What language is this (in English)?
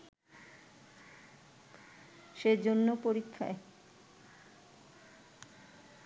Bangla